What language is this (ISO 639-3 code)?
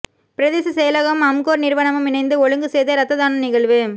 tam